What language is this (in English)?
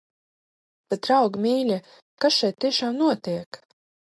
Latvian